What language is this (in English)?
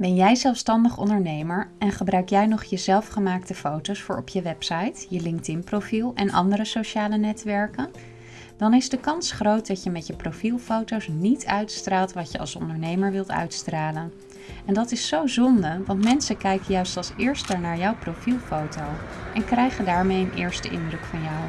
Dutch